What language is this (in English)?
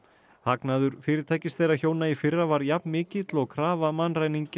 Icelandic